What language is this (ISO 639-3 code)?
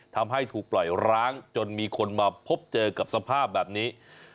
tha